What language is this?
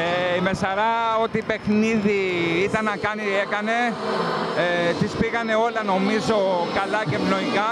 Greek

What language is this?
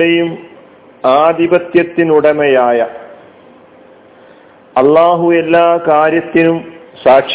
Malayalam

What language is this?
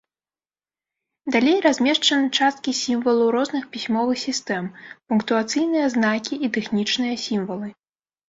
Belarusian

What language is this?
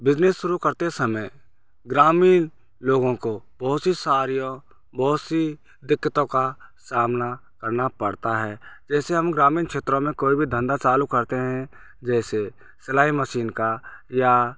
Hindi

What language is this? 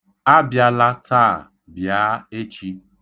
Igbo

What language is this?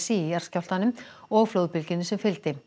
Icelandic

